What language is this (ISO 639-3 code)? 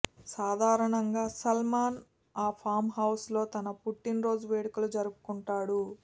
tel